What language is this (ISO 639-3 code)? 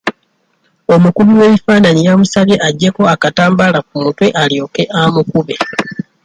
lug